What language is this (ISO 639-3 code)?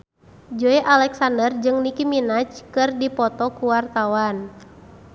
sun